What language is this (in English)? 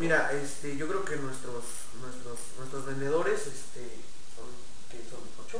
Spanish